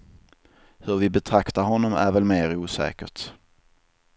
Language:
Swedish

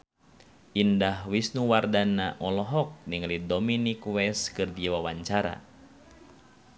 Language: Sundanese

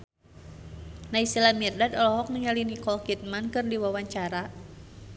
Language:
Sundanese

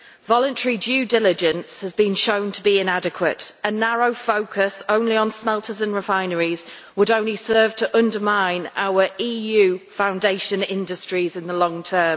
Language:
English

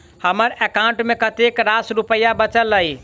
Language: Maithili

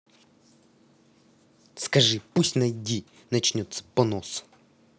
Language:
Russian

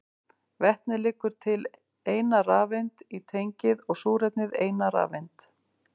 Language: Icelandic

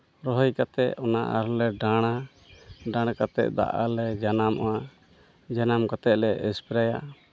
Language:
Santali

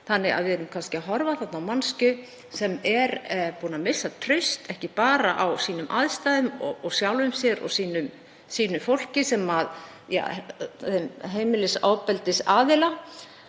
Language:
Icelandic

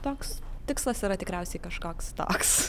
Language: Lithuanian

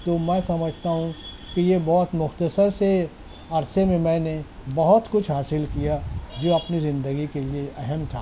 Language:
Urdu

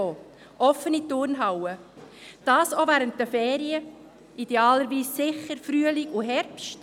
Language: Swiss German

